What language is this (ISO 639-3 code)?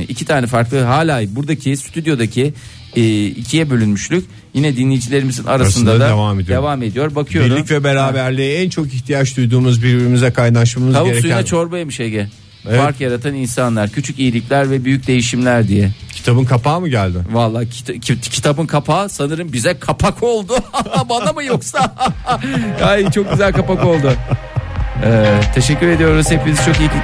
tur